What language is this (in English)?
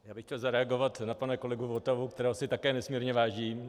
Czech